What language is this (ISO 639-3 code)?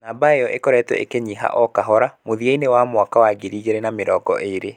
kik